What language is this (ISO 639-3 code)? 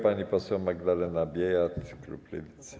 pol